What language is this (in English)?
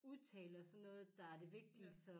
Danish